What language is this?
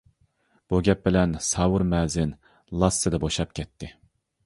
Uyghur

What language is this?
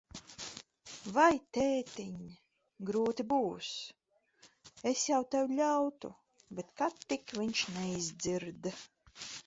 Latvian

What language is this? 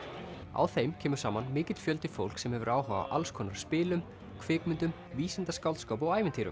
Icelandic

